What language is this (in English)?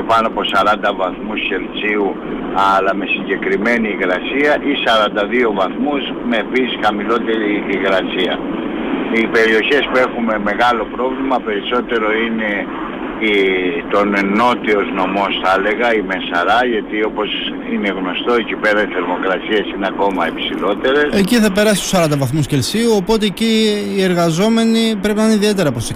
Greek